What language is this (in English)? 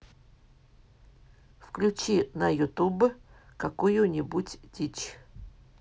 Russian